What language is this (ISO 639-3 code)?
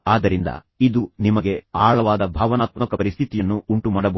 kan